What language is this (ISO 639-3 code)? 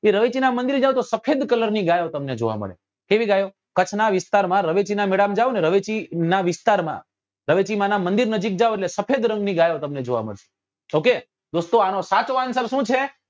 guj